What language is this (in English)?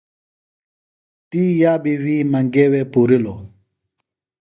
Phalura